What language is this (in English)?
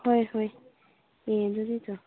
Manipuri